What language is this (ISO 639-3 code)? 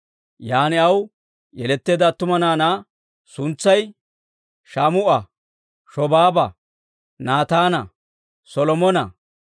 dwr